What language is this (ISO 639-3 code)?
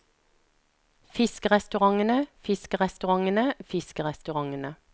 nor